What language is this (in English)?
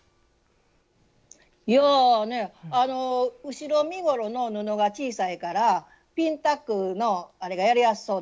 Japanese